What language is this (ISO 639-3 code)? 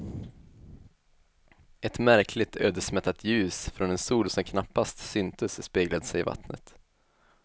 swe